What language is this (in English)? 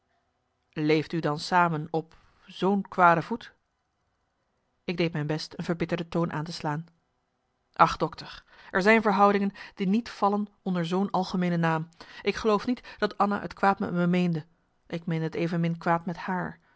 Dutch